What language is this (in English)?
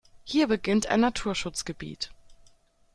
German